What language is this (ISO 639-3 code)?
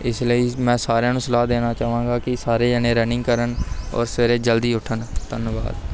pan